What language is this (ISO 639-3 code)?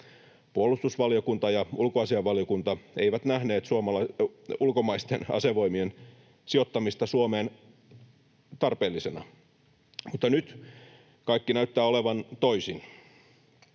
fin